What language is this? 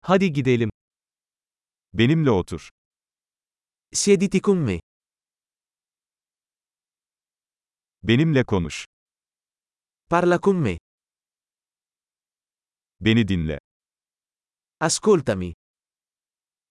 Turkish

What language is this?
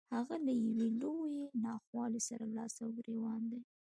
Pashto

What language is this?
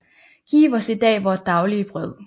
Danish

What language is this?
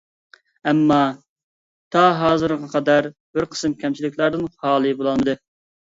Uyghur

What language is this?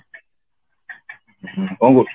Odia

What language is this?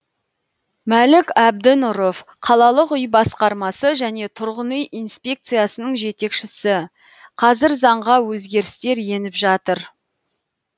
Kazakh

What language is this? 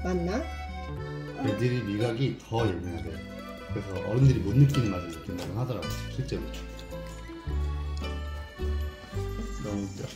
Korean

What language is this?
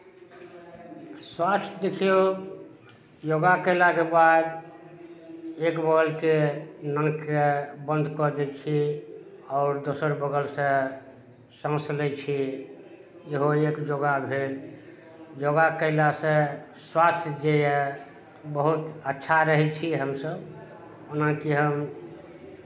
Maithili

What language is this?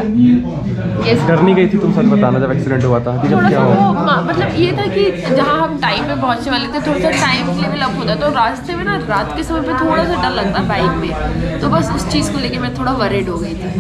Hindi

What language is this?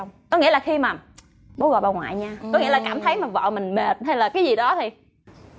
Vietnamese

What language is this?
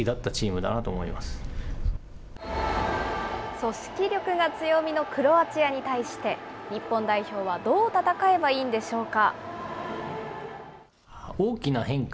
Japanese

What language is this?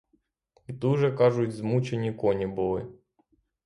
Ukrainian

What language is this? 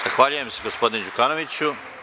Serbian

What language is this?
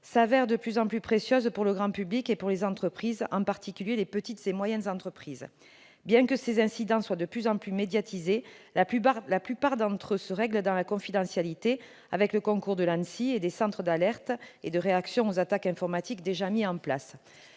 French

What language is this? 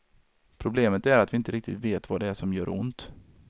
Swedish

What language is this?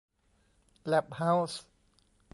Thai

